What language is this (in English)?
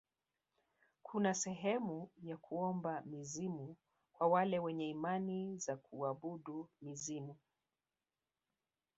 Swahili